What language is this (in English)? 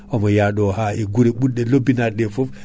Fula